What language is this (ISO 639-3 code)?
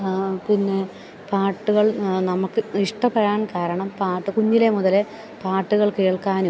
mal